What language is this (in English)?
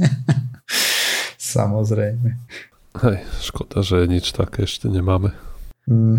Slovak